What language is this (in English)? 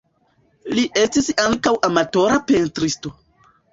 Esperanto